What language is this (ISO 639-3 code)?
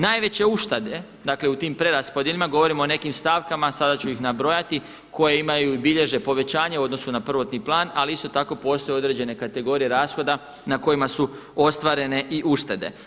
hrv